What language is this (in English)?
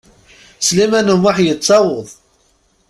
Kabyle